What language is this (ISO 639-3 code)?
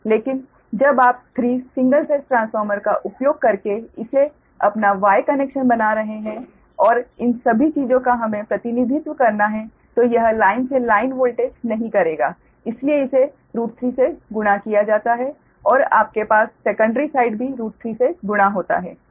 hin